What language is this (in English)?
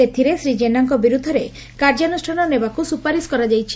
Odia